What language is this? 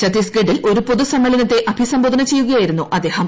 Malayalam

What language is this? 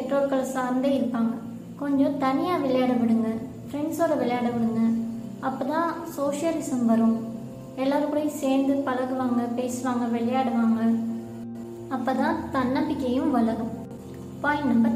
Tamil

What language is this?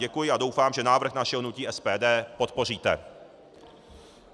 Czech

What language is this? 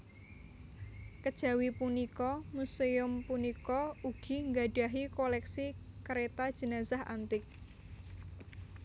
Javanese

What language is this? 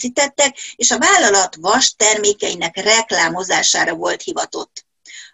Hungarian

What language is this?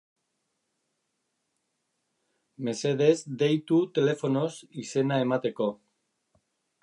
Basque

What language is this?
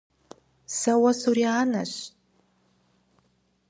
Kabardian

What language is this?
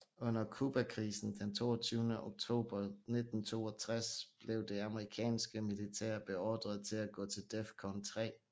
Danish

